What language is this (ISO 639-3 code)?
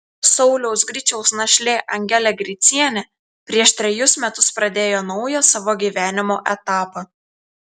lit